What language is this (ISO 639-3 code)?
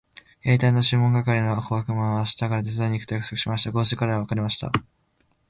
jpn